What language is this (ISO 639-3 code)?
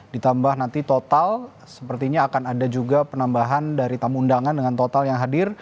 ind